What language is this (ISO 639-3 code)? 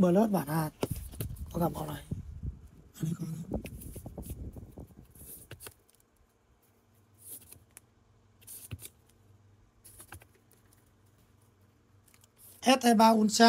vie